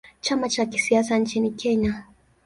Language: Swahili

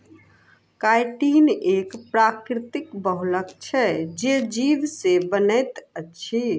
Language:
Maithili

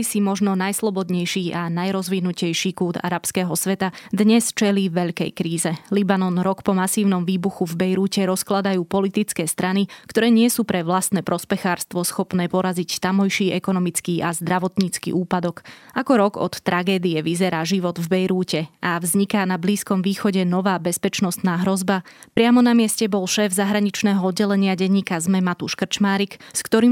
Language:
Slovak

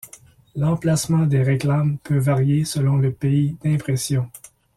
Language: French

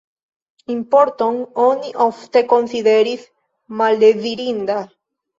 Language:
Esperanto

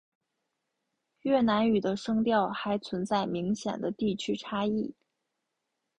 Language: Chinese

